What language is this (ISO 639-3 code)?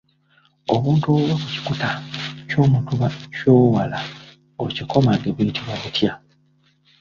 lug